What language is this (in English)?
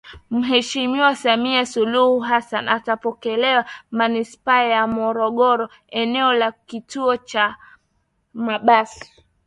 Swahili